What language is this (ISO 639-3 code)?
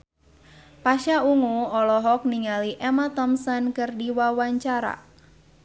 sun